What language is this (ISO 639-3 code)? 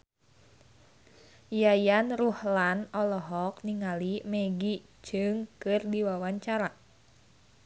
sun